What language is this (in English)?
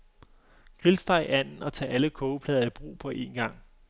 Danish